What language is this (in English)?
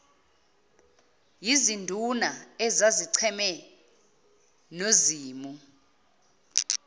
Zulu